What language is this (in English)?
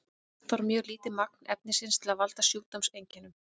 Icelandic